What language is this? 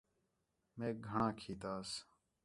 Khetrani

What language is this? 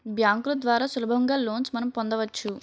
Telugu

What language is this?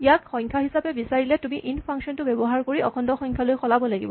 Assamese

